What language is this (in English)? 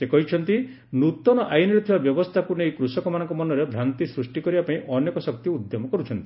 Odia